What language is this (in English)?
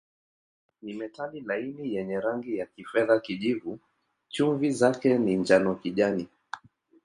Swahili